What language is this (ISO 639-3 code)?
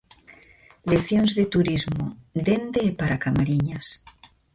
glg